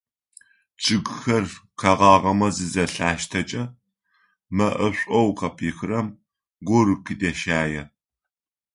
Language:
Adyghe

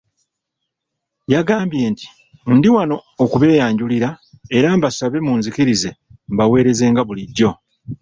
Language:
Ganda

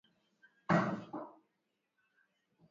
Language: Swahili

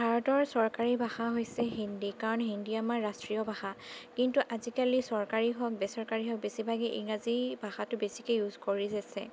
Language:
Assamese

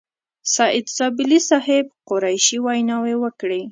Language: Pashto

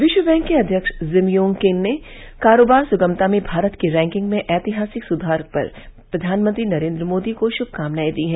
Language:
Hindi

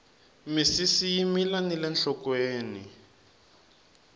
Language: Tsonga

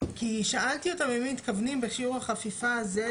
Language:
Hebrew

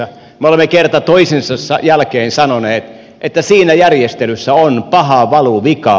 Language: Finnish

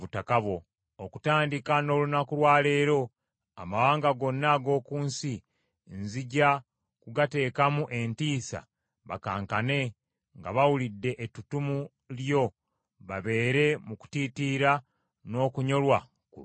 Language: Ganda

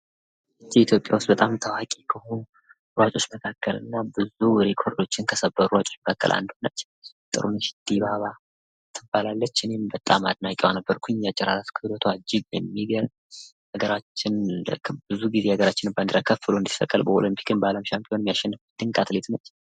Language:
Amharic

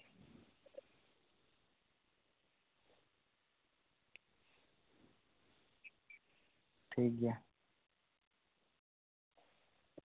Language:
Santali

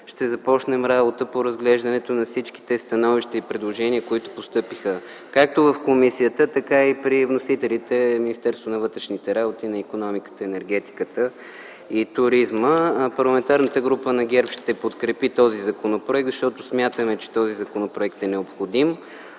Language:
Bulgarian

